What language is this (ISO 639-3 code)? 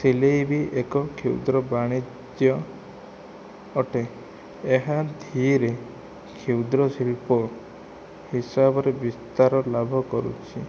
ori